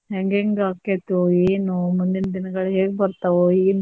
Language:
Kannada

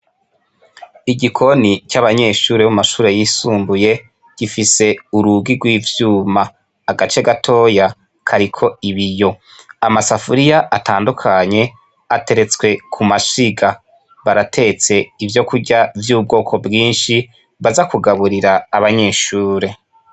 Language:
Rundi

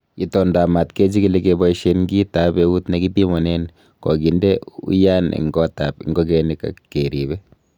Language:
Kalenjin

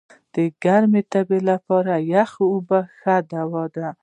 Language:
Pashto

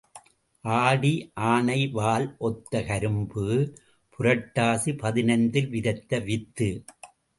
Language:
Tamil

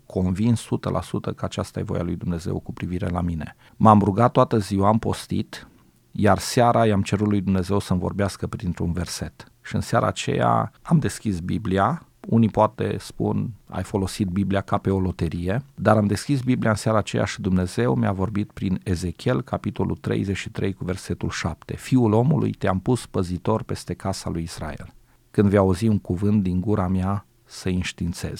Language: Romanian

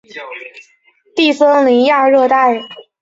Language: Chinese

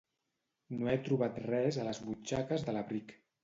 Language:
Catalan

